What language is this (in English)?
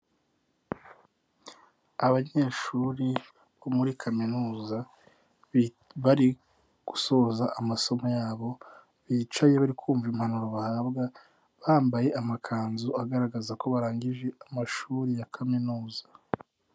Kinyarwanda